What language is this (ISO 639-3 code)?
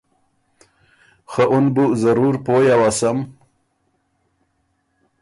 oru